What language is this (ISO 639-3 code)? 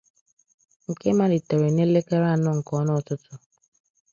ibo